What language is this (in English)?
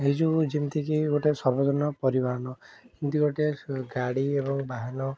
Odia